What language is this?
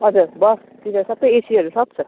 Nepali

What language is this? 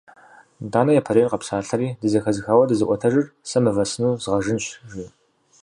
Kabardian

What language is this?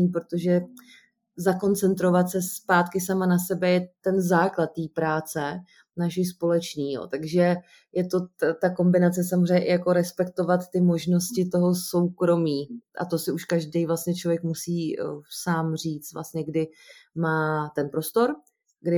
Czech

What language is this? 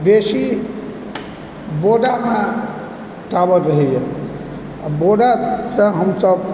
Maithili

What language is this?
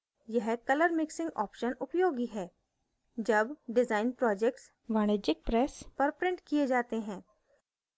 Hindi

